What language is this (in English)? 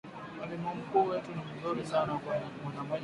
Swahili